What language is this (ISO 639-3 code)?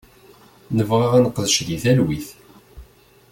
kab